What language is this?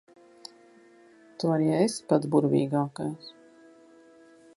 Latvian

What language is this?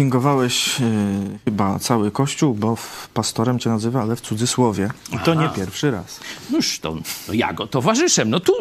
Polish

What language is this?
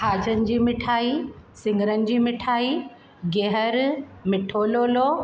Sindhi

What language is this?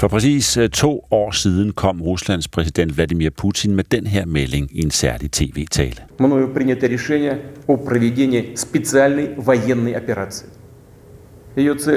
Danish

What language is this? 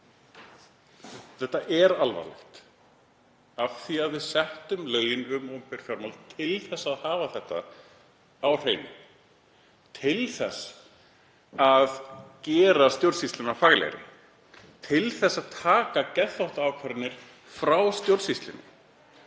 Icelandic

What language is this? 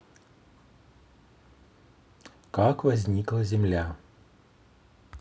Russian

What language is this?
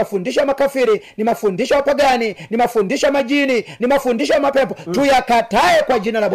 Swahili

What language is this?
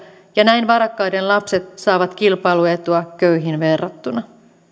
Finnish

